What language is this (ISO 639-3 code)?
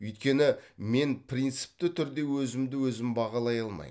kaz